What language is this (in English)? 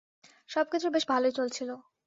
Bangla